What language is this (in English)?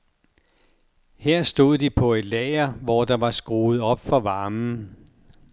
Danish